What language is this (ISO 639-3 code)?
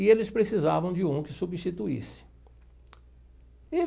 por